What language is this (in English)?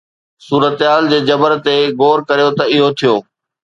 Sindhi